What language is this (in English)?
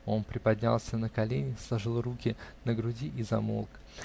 Russian